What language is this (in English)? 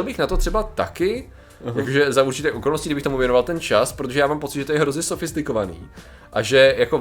Czech